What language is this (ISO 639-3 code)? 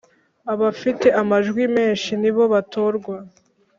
kin